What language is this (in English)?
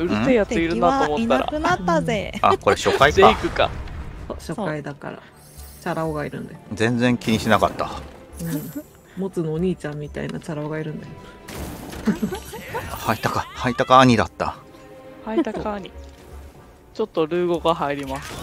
Japanese